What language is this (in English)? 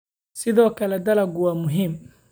Somali